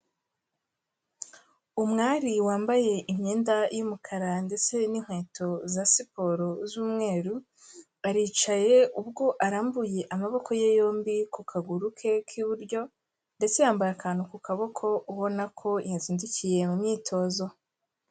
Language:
Kinyarwanda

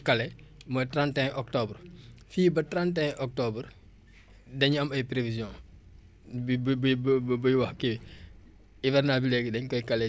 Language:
Wolof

